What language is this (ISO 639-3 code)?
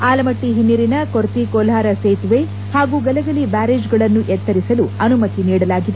kan